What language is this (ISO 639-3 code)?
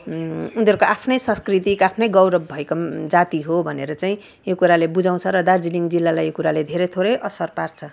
nep